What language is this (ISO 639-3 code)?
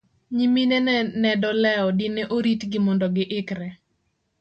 luo